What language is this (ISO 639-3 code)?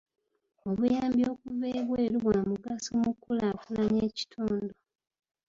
lug